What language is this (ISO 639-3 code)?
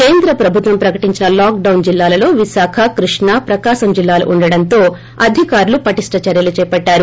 tel